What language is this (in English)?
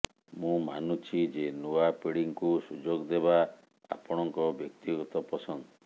Odia